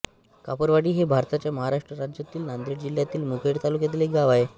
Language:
Marathi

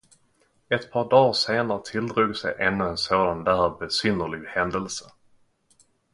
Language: Swedish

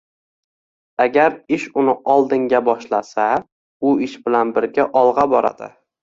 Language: Uzbek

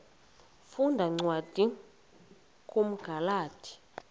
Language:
Xhosa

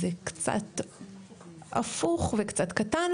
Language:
Hebrew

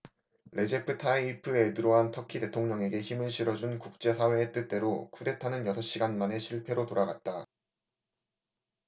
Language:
Korean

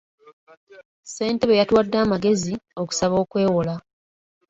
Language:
Ganda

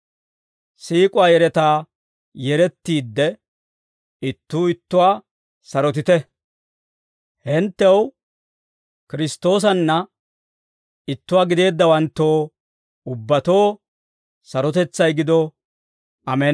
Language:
Dawro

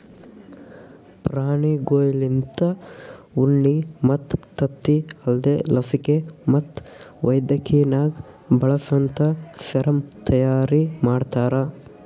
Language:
Kannada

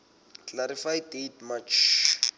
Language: Southern Sotho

